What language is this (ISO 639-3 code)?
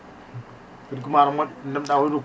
ful